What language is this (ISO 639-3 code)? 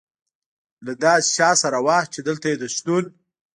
pus